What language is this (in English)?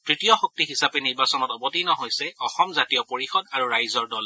Assamese